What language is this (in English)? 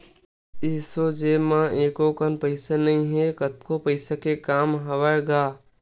Chhattisgarhi